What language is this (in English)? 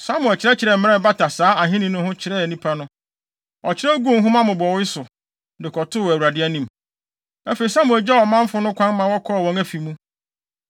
Akan